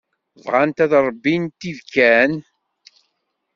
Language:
Kabyle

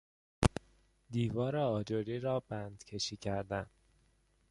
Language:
Persian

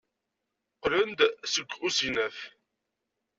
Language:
Kabyle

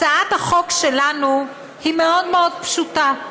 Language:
Hebrew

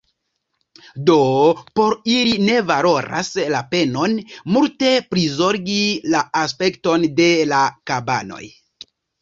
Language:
Esperanto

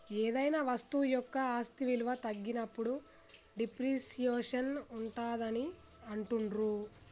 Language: Telugu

